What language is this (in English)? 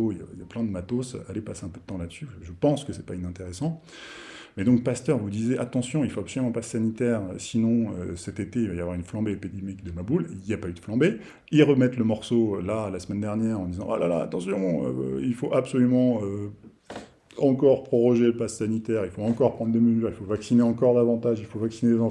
French